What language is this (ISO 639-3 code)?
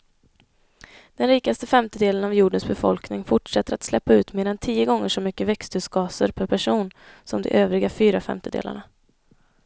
swe